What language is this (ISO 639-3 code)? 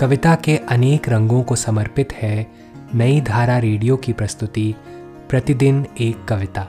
hin